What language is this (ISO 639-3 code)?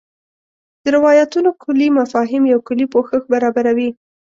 pus